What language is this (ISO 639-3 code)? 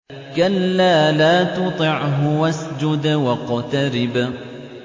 ara